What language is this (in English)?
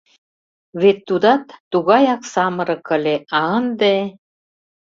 Mari